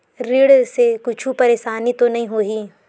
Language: Chhattisgarhi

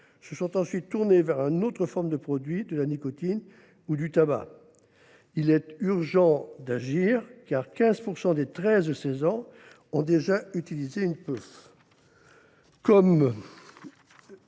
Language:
French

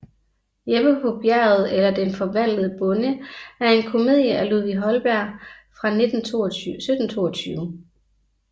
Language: Danish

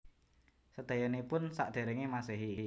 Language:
Javanese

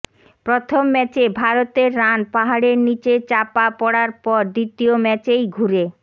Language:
Bangla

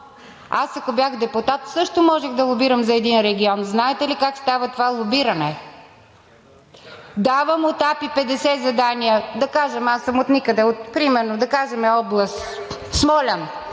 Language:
Bulgarian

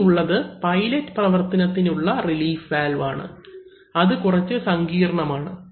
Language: Malayalam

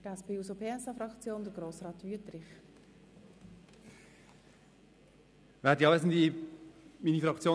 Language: Swiss German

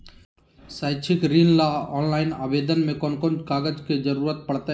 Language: Magahi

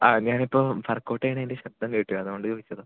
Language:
Malayalam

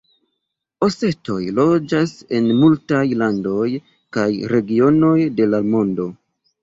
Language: Esperanto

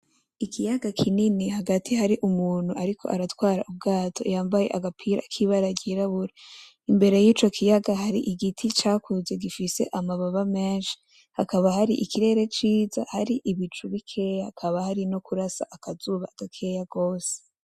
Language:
Rundi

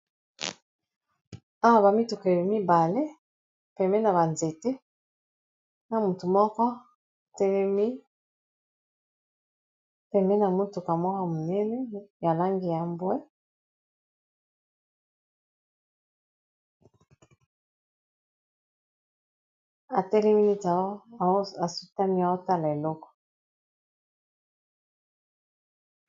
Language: Lingala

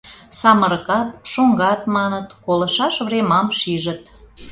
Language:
Mari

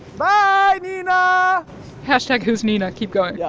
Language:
English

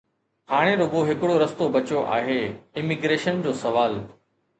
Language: Sindhi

